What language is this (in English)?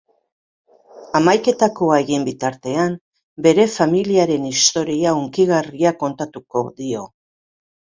Basque